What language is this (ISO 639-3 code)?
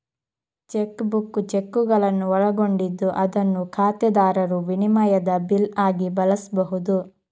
kan